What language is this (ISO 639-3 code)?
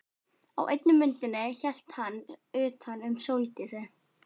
isl